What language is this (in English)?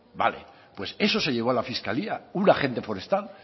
Spanish